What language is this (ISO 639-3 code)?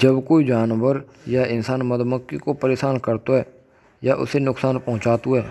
bra